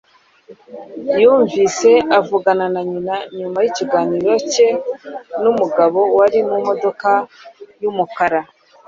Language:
Kinyarwanda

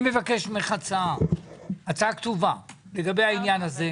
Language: Hebrew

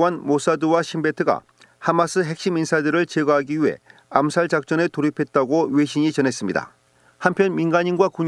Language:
Korean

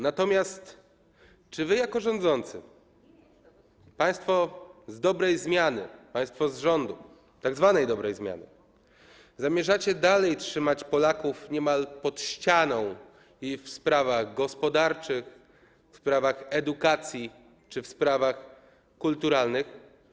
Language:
Polish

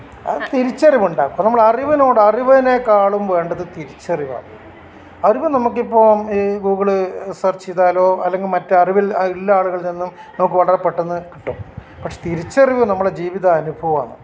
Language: Malayalam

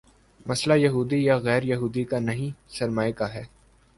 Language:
Urdu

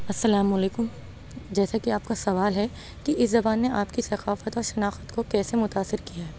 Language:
Urdu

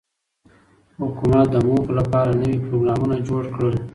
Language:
Pashto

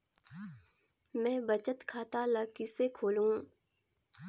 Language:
Chhattisgarhi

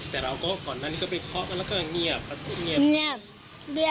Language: Thai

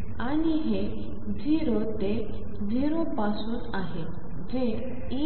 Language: Marathi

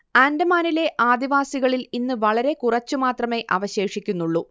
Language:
Malayalam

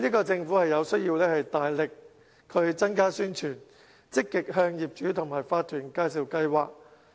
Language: Cantonese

